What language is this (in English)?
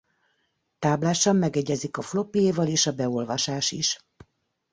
Hungarian